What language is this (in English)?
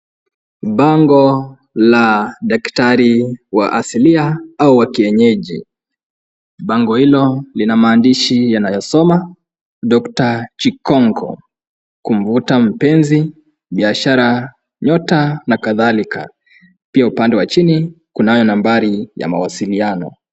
Swahili